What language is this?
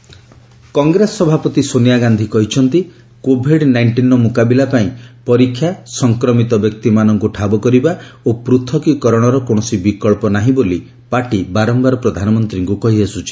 Odia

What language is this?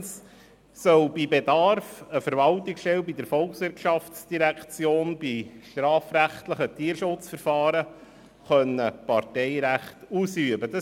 Swiss German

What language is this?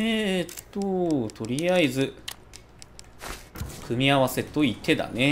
Japanese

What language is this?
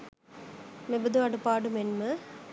Sinhala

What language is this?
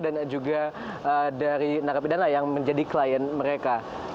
Indonesian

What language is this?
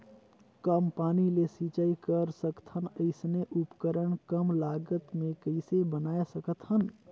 Chhattisgarhi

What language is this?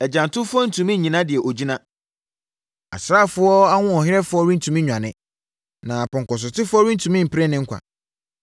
Akan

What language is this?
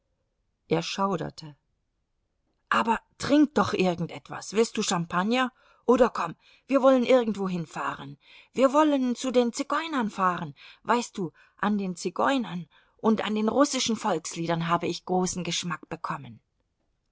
German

